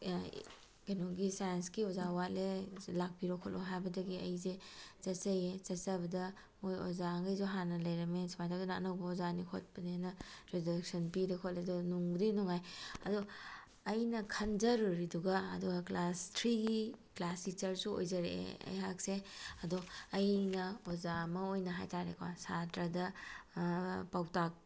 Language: Manipuri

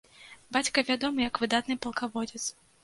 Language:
Belarusian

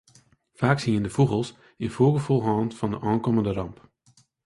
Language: Western Frisian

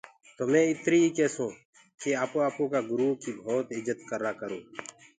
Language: Gurgula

